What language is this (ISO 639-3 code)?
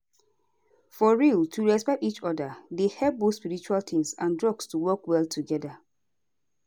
pcm